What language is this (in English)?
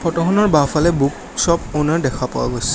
Assamese